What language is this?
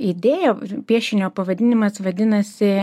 Lithuanian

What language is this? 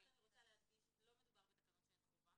Hebrew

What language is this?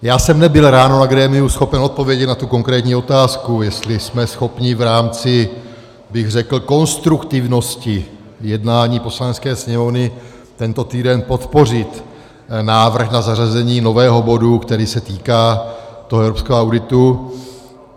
Czech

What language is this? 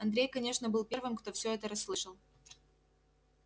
Russian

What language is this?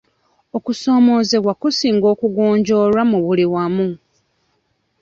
Ganda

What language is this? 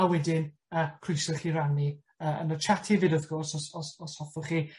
Welsh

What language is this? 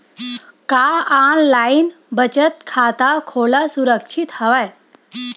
Chhattisgarhi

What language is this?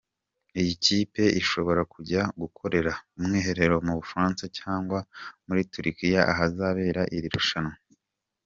Kinyarwanda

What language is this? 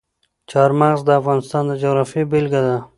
Pashto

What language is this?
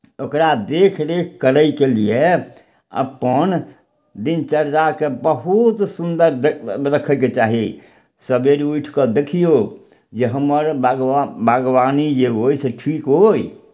Maithili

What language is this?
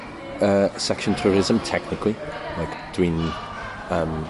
Welsh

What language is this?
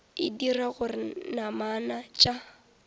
Northern Sotho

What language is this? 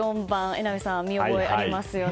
Japanese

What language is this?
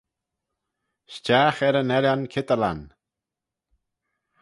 Manx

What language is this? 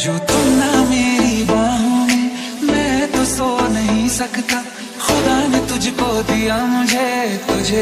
Romanian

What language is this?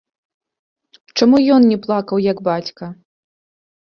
Belarusian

